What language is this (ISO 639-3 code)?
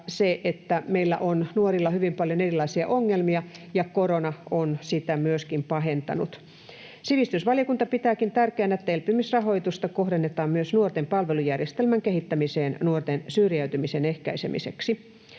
fin